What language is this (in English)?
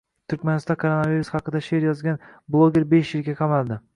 Uzbek